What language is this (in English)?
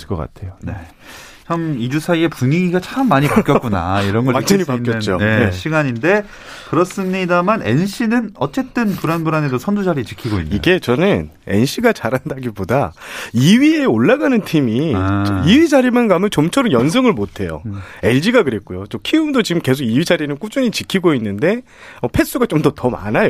Korean